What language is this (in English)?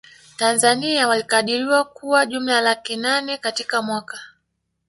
Swahili